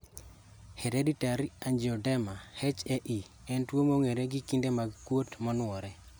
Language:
Luo (Kenya and Tanzania)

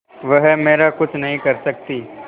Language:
Hindi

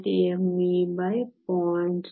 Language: Kannada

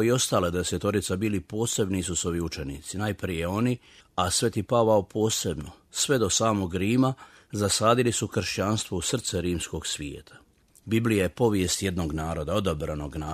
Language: Croatian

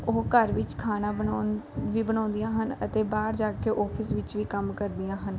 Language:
Punjabi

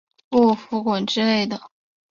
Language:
Chinese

